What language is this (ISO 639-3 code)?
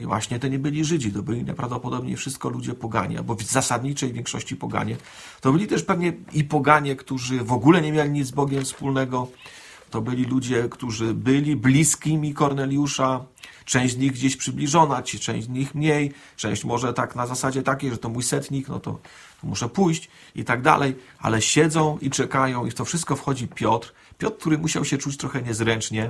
pol